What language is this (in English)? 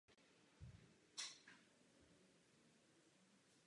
Czech